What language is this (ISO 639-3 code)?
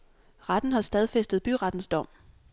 dan